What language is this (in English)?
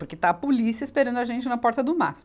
Portuguese